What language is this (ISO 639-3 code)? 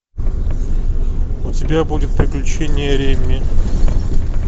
rus